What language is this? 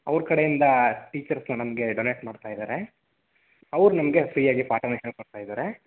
Kannada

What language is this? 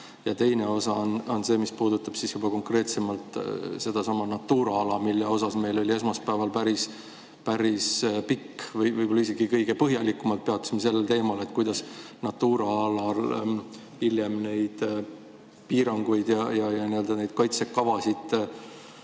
Estonian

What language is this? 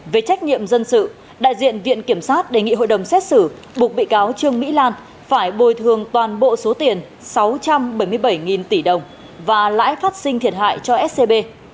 Vietnamese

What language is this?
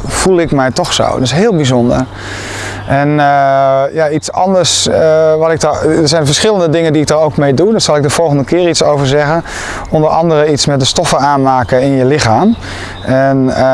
Dutch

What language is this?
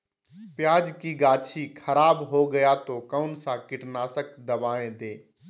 Magahi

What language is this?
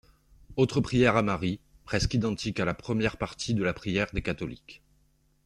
French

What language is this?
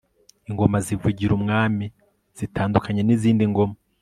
Kinyarwanda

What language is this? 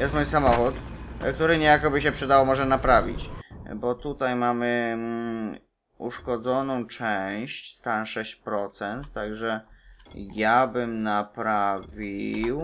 Polish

